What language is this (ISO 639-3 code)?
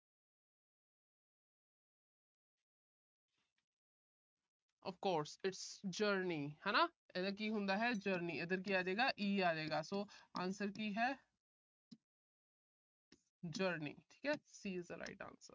pan